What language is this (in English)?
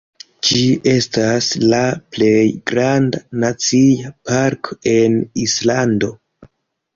Esperanto